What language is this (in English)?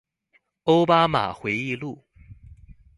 Chinese